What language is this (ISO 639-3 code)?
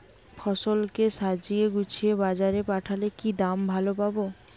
ben